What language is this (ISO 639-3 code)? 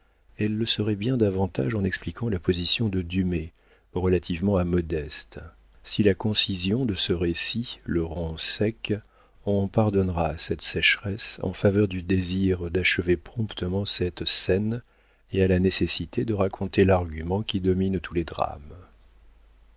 fra